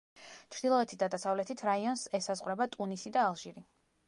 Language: Georgian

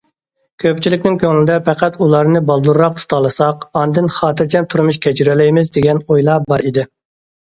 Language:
Uyghur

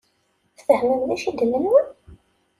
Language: Kabyle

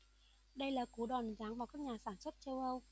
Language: Vietnamese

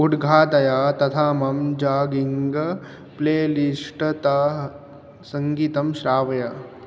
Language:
Sanskrit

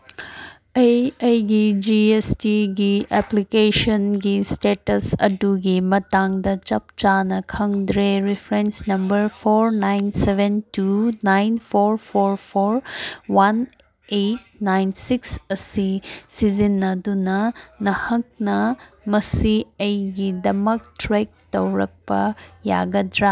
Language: Manipuri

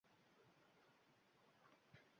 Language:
Uzbek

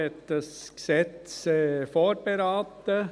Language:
Swiss German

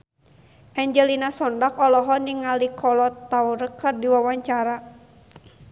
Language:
Sundanese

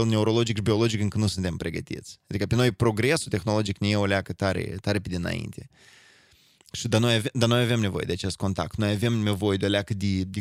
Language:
Romanian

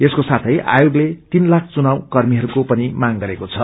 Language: Nepali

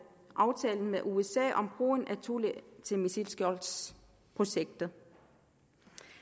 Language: Danish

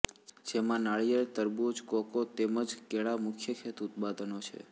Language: Gujarati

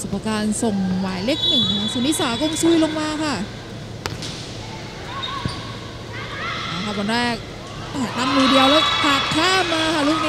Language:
Thai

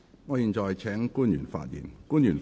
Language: Cantonese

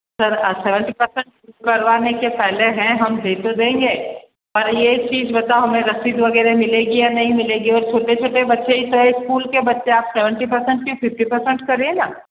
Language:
Hindi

